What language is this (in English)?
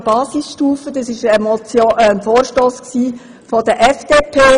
Swiss German